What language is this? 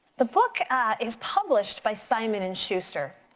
English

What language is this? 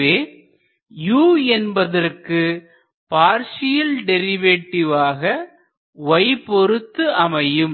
Tamil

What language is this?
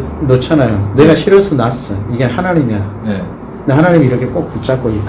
Korean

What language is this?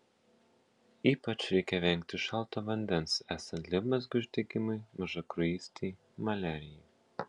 Lithuanian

